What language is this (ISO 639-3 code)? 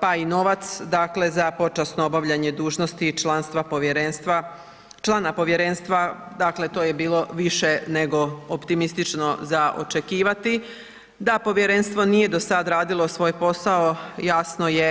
hrv